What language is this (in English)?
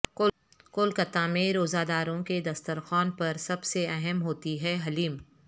Urdu